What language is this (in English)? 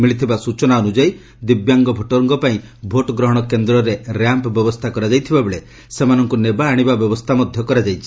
Odia